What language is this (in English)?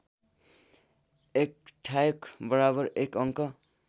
Nepali